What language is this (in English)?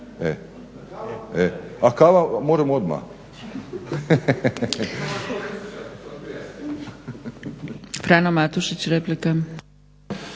Croatian